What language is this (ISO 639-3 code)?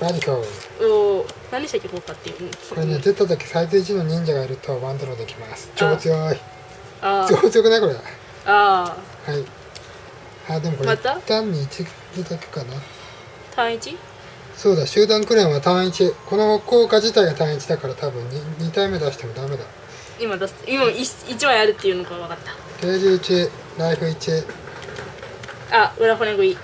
jpn